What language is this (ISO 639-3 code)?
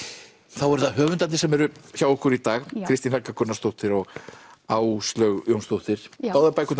isl